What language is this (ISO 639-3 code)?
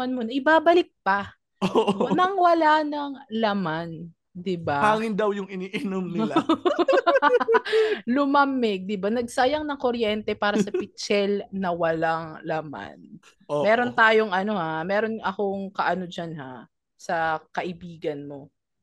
fil